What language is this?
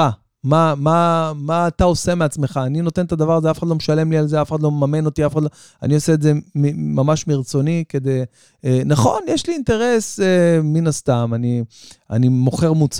Hebrew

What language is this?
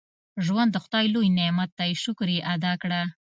Pashto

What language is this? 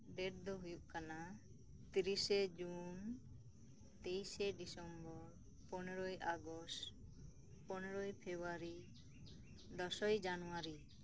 Santali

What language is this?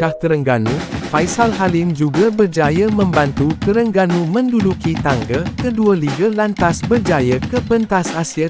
Malay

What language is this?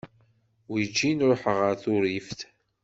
Kabyle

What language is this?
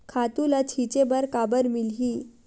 Chhattisgarhi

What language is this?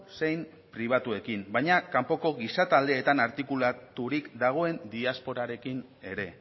Basque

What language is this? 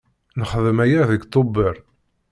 Kabyle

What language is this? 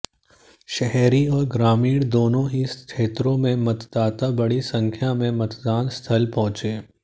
Hindi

